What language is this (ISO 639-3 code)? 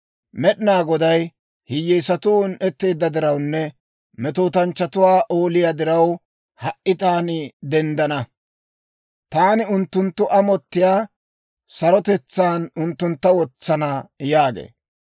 dwr